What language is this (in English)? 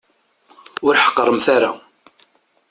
Kabyle